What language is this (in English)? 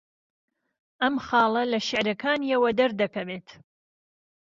Central Kurdish